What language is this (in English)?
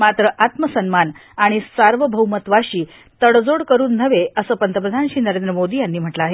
Marathi